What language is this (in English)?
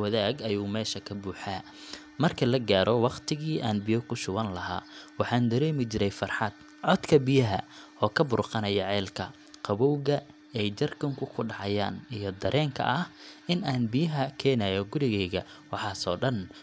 Somali